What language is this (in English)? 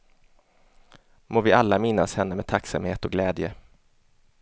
Swedish